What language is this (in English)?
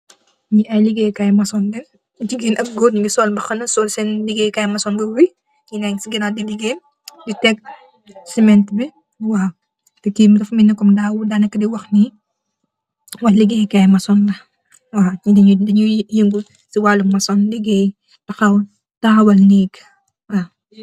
Wolof